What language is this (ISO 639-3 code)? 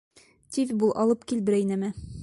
bak